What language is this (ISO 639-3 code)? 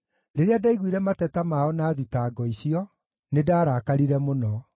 kik